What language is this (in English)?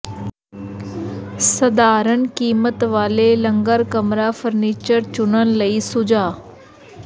Punjabi